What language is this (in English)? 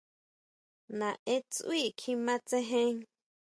Huautla Mazatec